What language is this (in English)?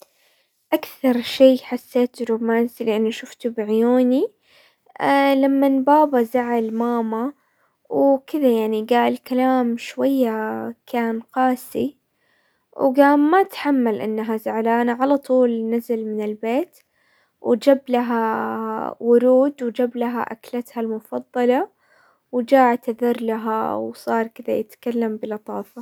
Hijazi Arabic